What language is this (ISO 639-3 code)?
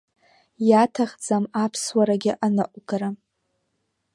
abk